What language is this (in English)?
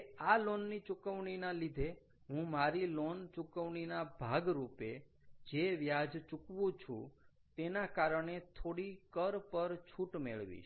Gujarati